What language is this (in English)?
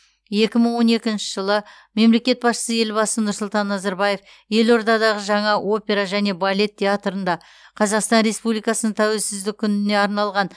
Kazakh